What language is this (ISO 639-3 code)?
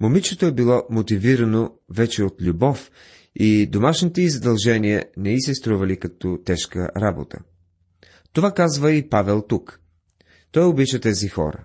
bul